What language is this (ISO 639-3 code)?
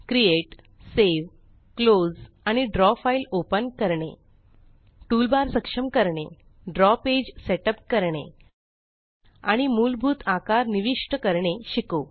mar